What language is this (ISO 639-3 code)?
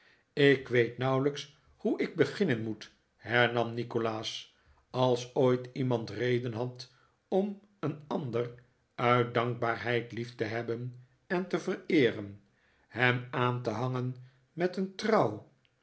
nld